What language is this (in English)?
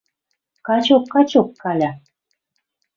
Western Mari